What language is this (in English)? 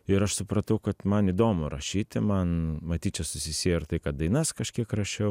Lithuanian